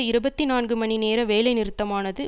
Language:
Tamil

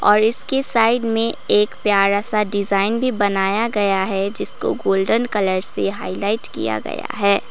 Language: Hindi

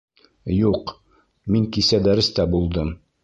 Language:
Bashkir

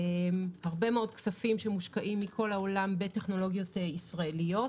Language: Hebrew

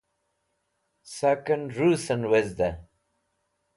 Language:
Wakhi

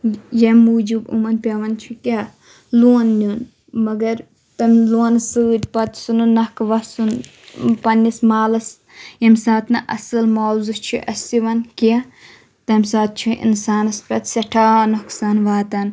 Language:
Kashmiri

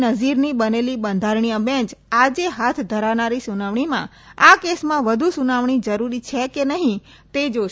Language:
Gujarati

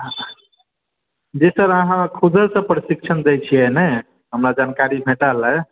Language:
Maithili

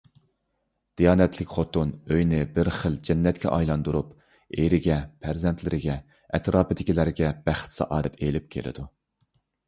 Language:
Uyghur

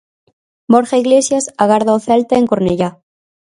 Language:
Galician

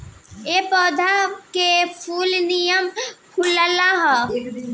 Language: Bhojpuri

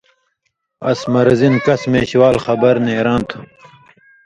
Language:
Indus Kohistani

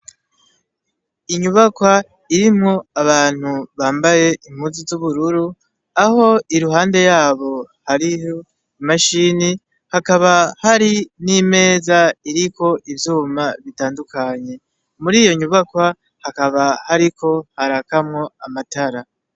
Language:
Rundi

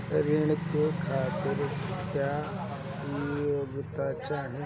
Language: Bhojpuri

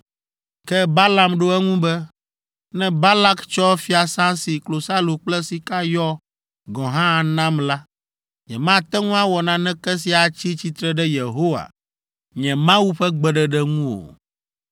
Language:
Ewe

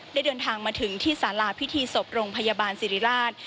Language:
Thai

